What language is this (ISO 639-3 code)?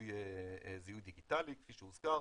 heb